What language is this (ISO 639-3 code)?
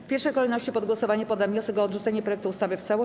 pol